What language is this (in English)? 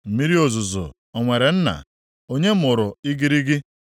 Igbo